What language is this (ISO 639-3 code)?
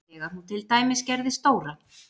isl